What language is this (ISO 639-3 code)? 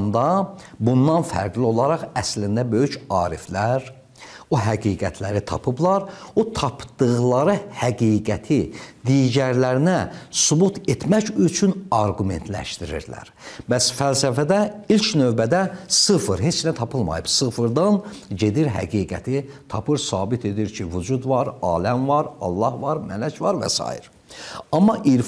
tur